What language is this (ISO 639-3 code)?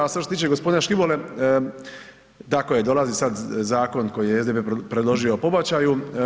hrv